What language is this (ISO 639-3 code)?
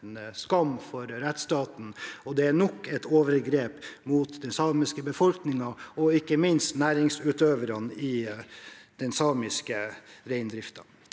nor